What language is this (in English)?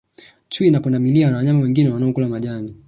Swahili